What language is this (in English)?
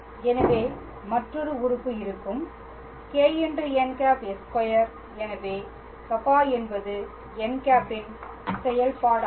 Tamil